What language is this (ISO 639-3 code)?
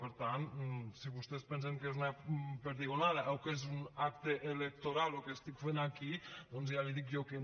cat